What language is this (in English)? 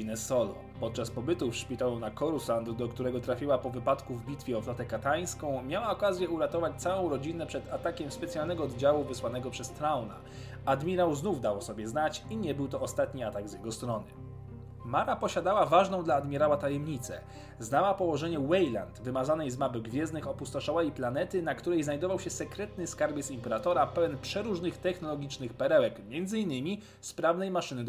Polish